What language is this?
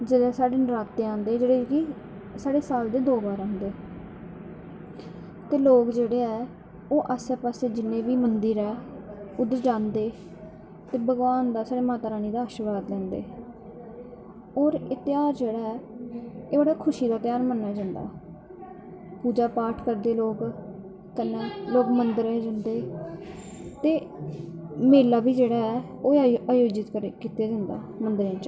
Dogri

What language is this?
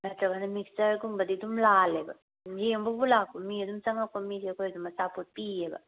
Manipuri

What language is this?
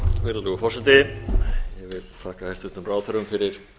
Icelandic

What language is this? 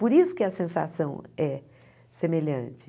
Portuguese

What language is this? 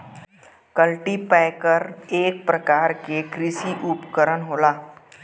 Bhojpuri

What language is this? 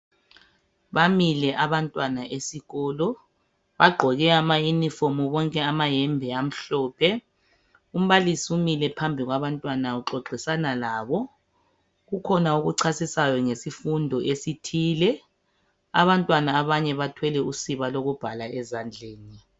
North Ndebele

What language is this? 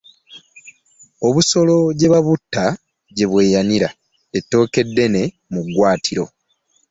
Ganda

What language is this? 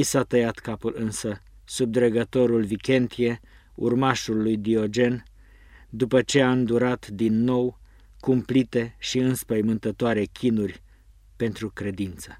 Romanian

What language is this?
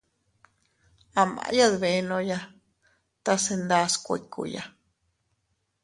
Teutila Cuicatec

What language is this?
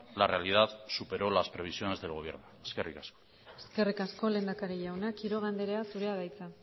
Basque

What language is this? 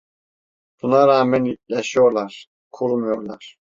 Turkish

